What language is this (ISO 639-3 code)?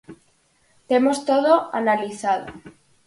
glg